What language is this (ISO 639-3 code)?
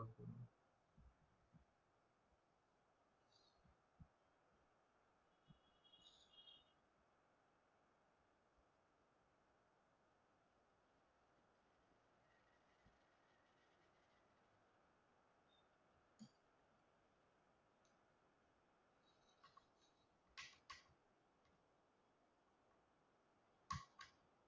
mar